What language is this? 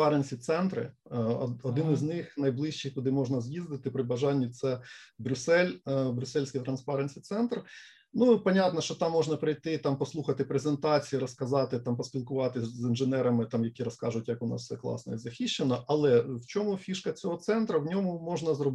Ukrainian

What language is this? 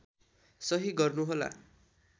Nepali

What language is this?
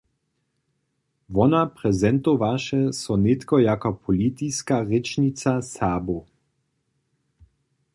Upper Sorbian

